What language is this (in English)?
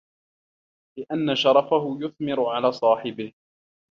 Arabic